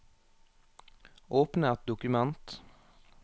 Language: Norwegian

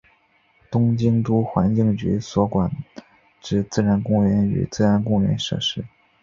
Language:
Chinese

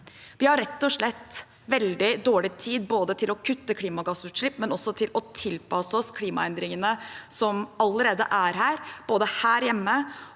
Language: Norwegian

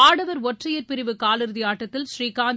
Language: Tamil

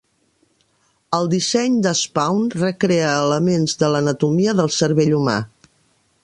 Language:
Catalan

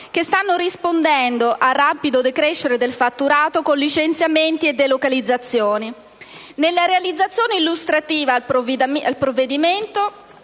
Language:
Italian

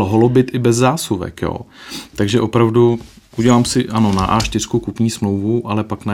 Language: Czech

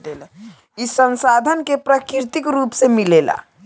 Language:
Bhojpuri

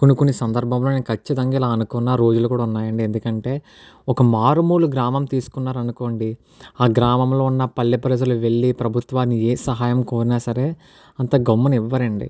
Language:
Telugu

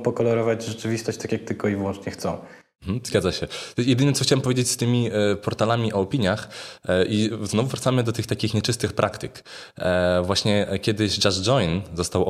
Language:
Polish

